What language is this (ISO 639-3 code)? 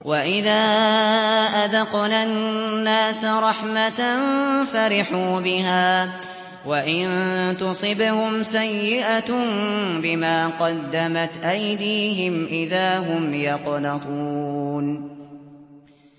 ara